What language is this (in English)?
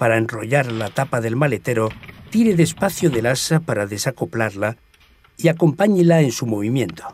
Spanish